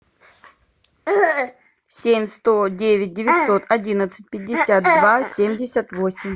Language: Russian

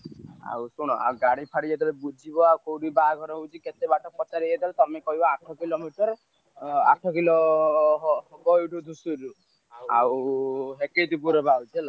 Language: Odia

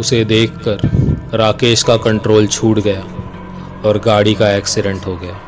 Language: Hindi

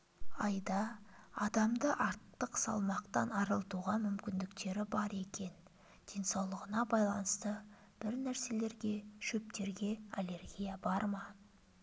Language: Kazakh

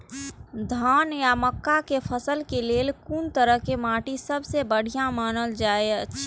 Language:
Maithili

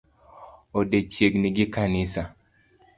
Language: Luo (Kenya and Tanzania)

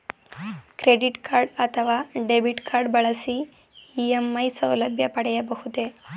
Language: Kannada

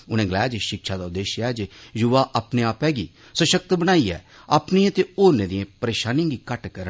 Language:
Dogri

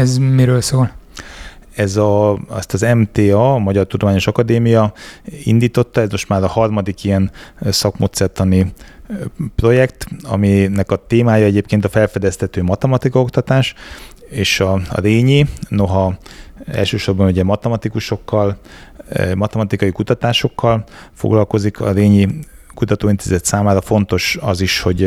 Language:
Hungarian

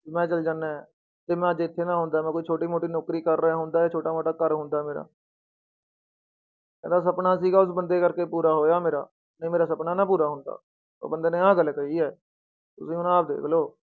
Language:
Punjabi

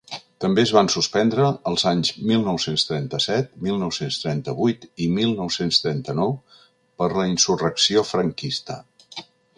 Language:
Catalan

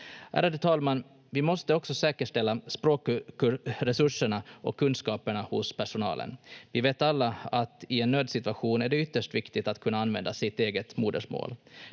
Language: Finnish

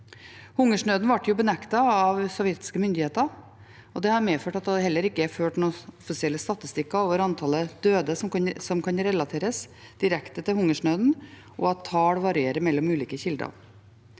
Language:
Norwegian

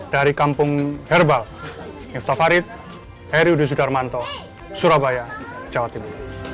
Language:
Indonesian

